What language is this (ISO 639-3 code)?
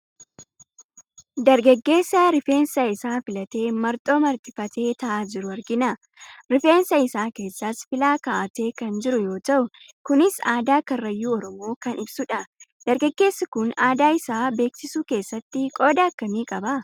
orm